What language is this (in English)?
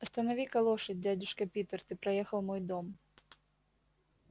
Russian